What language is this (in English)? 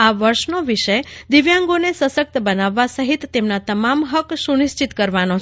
Gujarati